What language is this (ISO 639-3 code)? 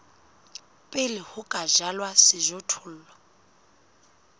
sot